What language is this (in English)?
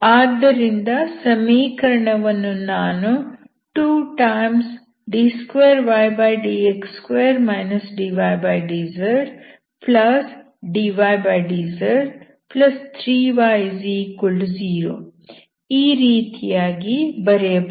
Kannada